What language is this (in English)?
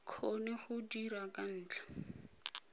Tswana